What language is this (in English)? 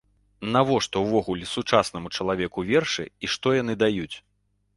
Belarusian